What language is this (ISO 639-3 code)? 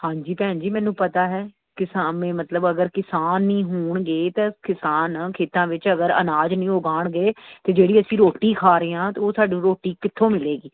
pan